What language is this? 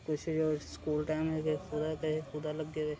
Dogri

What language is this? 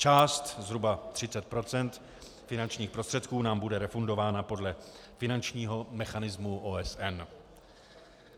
Czech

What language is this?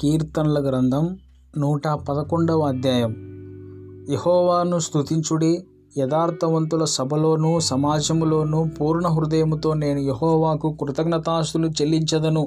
Telugu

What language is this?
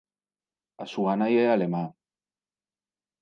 Galician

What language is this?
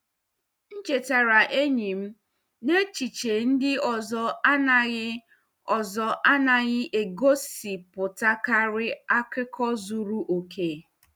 Igbo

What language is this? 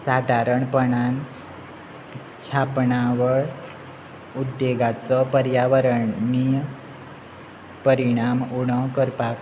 Konkani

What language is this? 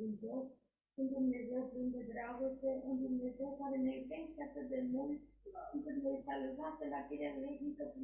Romanian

